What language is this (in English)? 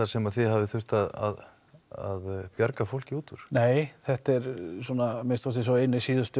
Icelandic